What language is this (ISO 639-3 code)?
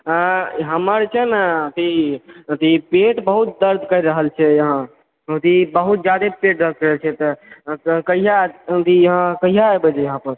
mai